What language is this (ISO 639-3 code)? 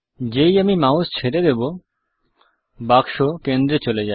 ben